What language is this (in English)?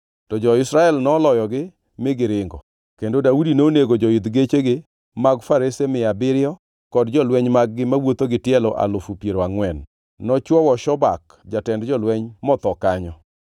Luo (Kenya and Tanzania)